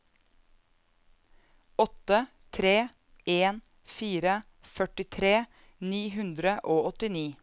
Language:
Norwegian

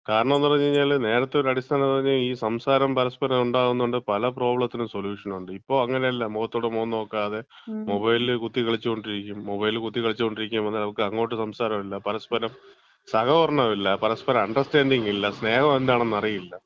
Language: Malayalam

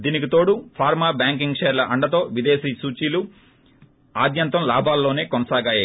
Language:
Telugu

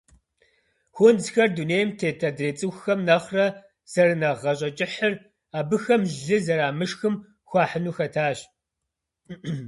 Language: Kabardian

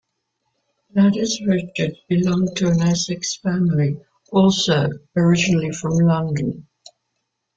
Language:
English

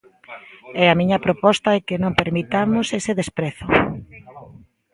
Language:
Galician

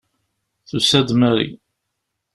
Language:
Kabyle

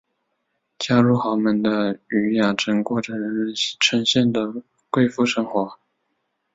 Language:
Chinese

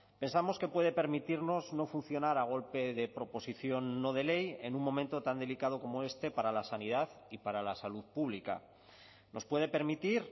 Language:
Spanish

